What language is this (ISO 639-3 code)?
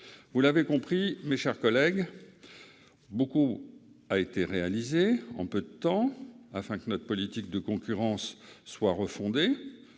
fra